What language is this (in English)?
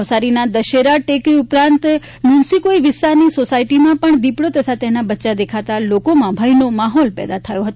Gujarati